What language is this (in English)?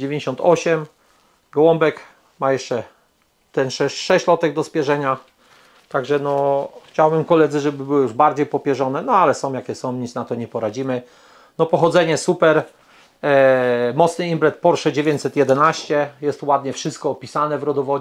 Polish